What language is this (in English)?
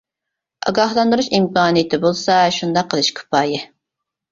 Uyghur